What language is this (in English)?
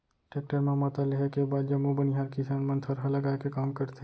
Chhattisgarhi